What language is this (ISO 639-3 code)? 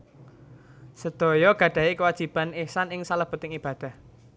jav